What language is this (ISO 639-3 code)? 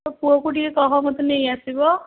ori